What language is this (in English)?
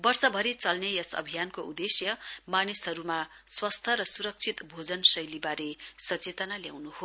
Nepali